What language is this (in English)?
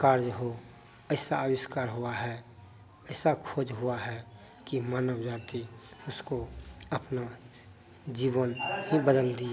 Hindi